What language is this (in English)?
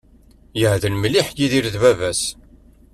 Kabyle